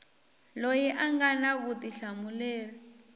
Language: Tsonga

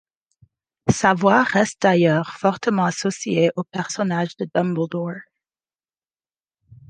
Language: French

